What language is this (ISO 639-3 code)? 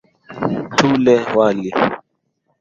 swa